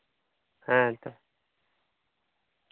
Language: Santali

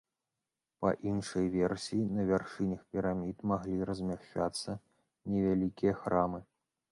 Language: Belarusian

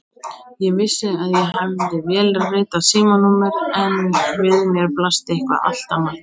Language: Icelandic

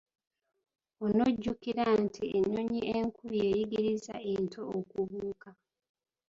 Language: Ganda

